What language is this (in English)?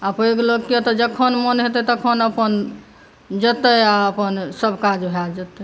Maithili